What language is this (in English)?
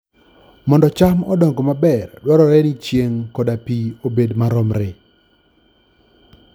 Luo (Kenya and Tanzania)